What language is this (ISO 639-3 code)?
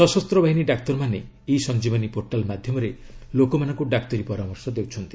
ori